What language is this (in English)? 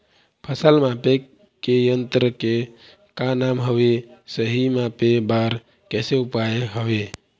Chhattisgarhi